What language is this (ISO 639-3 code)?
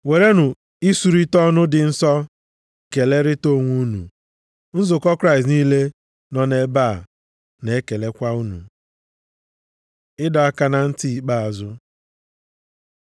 ibo